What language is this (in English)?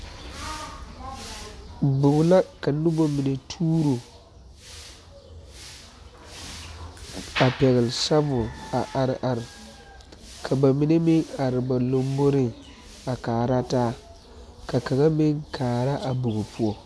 Southern Dagaare